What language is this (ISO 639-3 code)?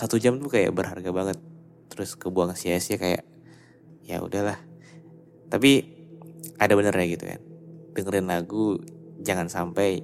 ind